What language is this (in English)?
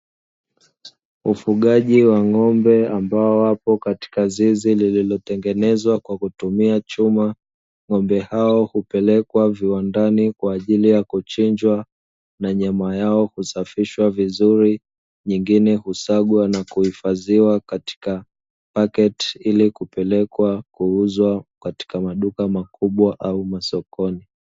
Swahili